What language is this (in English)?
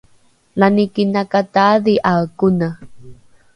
Rukai